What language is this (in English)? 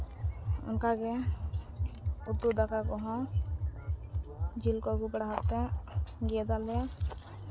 Santali